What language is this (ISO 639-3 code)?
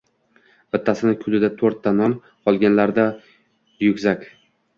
uzb